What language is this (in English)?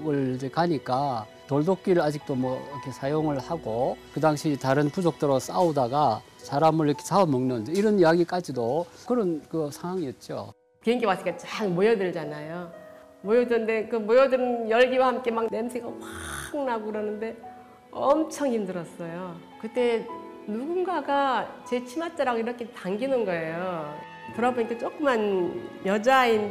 Korean